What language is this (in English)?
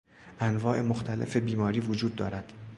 Persian